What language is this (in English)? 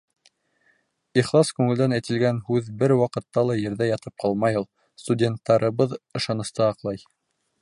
Bashkir